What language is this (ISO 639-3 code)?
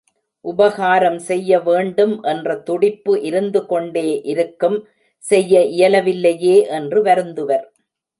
tam